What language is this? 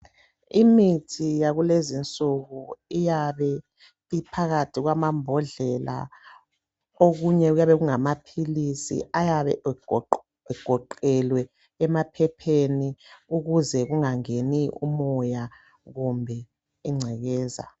North Ndebele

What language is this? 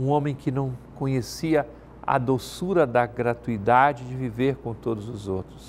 Portuguese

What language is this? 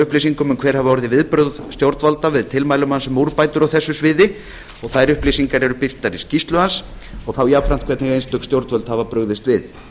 Icelandic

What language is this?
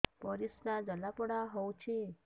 Odia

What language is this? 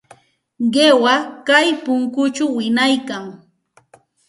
Santa Ana de Tusi Pasco Quechua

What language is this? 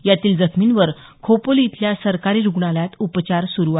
Marathi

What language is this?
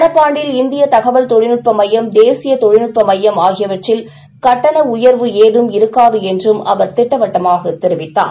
Tamil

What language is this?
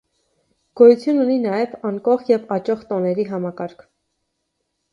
Armenian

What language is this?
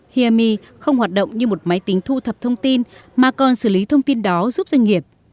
Vietnamese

